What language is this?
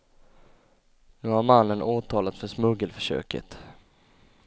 Swedish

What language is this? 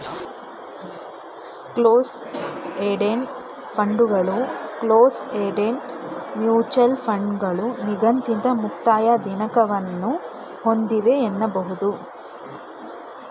Kannada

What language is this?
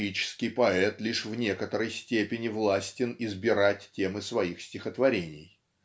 Russian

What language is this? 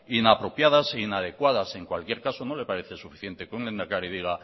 Spanish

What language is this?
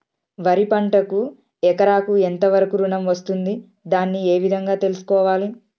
Telugu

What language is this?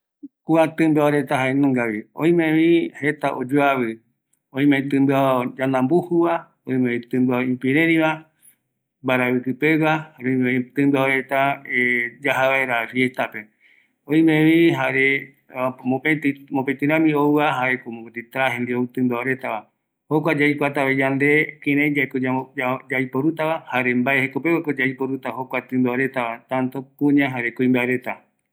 Eastern Bolivian Guaraní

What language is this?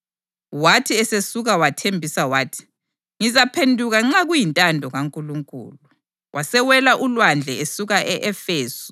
North Ndebele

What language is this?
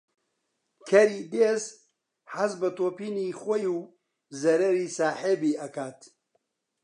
Central Kurdish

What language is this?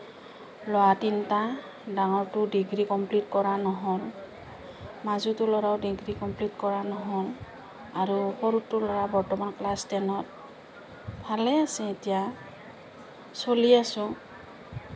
Assamese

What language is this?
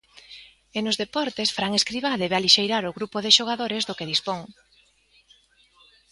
Galician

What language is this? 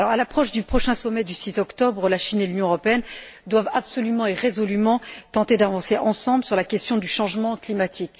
French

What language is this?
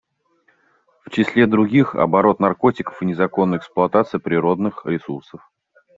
Russian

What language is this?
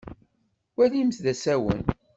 Kabyle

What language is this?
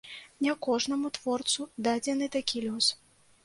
Belarusian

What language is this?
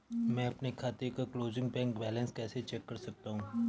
Hindi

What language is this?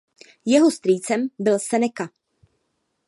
Czech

